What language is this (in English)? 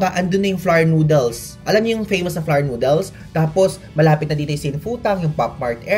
Filipino